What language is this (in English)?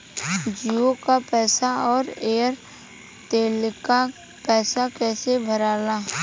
Bhojpuri